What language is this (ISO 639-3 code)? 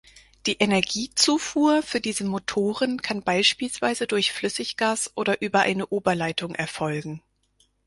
deu